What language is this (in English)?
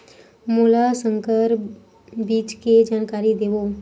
Chhattisgarhi